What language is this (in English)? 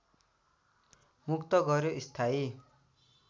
Nepali